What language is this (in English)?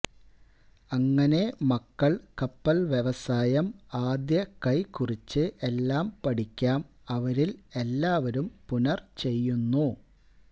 Malayalam